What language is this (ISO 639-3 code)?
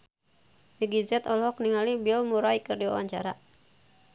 sun